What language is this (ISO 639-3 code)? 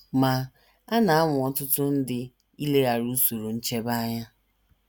ibo